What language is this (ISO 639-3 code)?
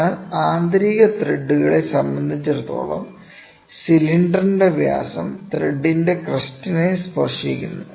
mal